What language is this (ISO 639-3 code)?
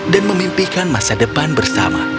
ind